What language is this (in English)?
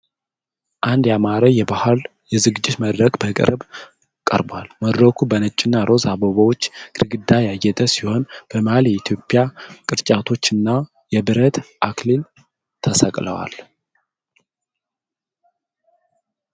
Amharic